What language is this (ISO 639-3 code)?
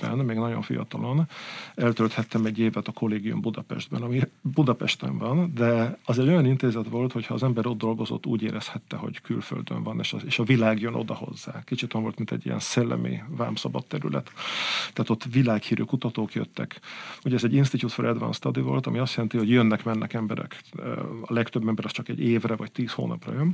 hun